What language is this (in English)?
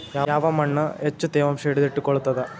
Kannada